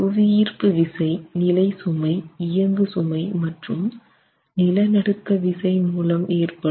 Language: Tamil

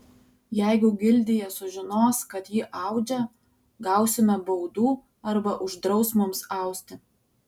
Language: Lithuanian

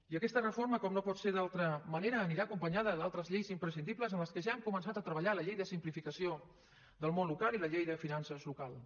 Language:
Catalan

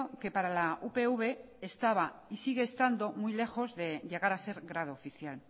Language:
Spanish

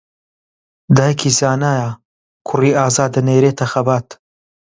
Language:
Central Kurdish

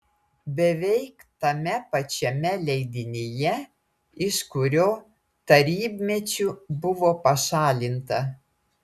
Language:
Lithuanian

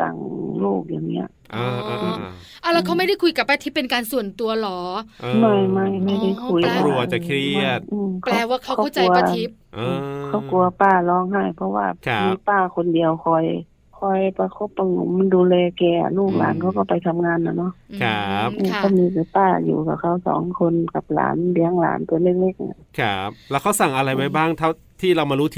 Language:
Thai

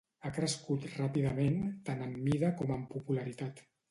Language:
Catalan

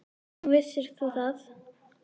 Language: Icelandic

